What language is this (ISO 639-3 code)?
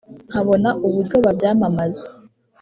kin